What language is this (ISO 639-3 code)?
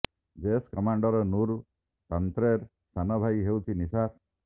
ori